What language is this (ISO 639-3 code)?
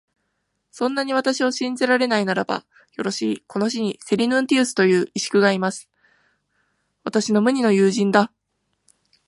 jpn